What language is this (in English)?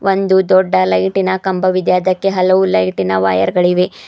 Kannada